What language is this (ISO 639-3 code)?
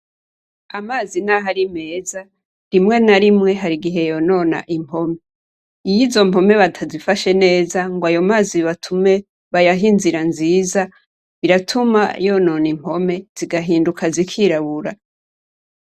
run